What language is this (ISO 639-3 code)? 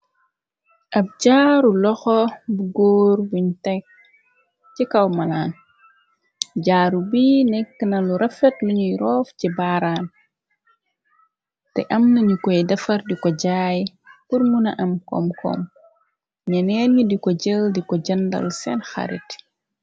wol